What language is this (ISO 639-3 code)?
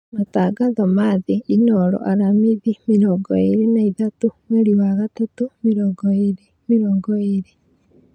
kik